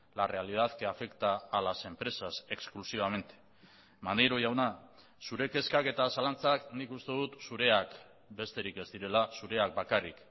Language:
Basque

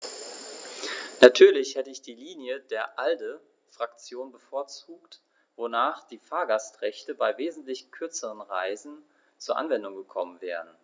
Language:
German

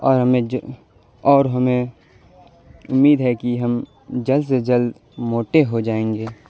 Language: Urdu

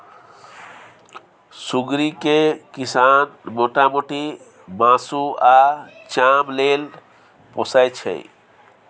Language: Maithili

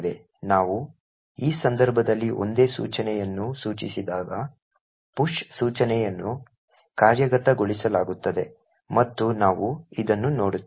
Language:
Kannada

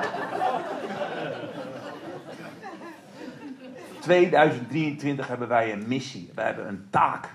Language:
Dutch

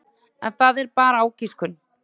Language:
Icelandic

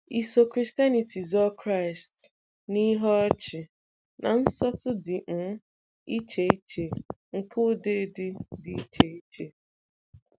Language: Igbo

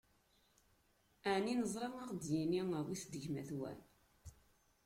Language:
Kabyle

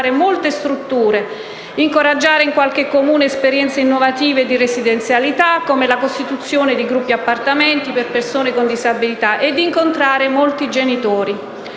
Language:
Italian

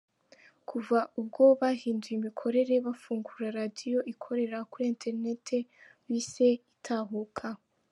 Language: Kinyarwanda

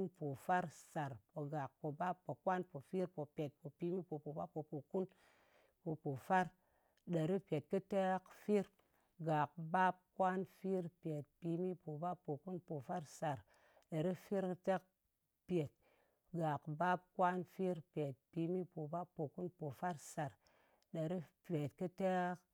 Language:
Ngas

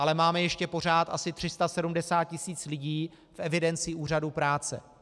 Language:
Czech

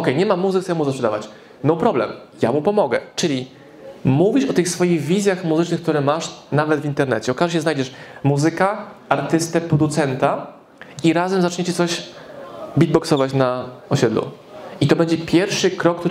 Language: Polish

